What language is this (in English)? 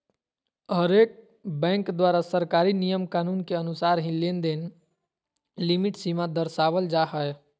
Magahi